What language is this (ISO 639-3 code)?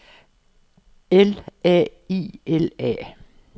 dan